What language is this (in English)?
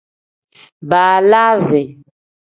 Tem